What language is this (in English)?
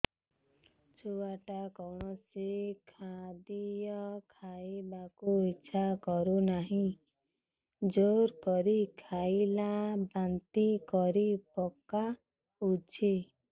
Odia